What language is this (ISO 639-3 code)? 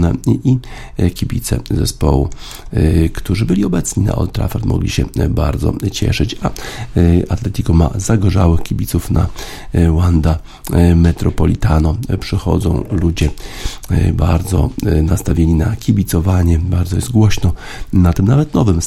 pol